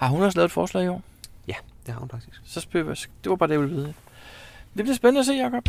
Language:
Danish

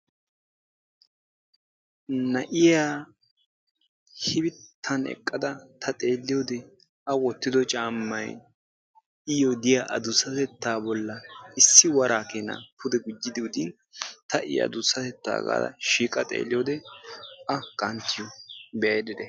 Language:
Wolaytta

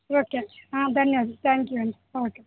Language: Telugu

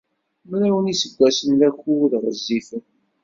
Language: Kabyle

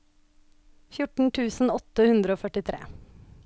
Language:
Norwegian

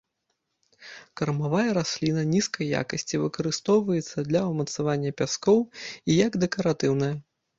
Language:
Belarusian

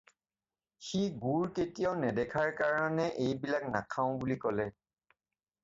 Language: Assamese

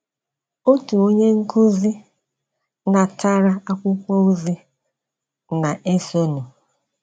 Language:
Igbo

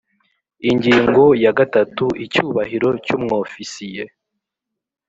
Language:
Kinyarwanda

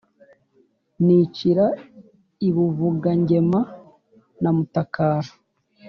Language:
Kinyarwanda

